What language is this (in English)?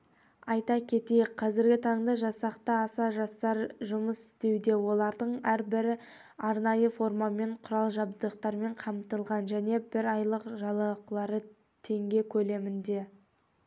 Kazakh